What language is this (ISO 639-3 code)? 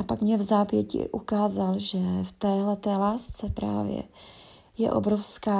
ces